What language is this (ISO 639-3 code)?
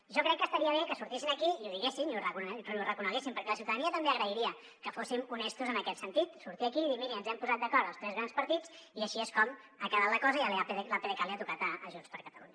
cat